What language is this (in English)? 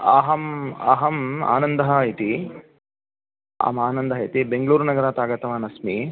Sanskrit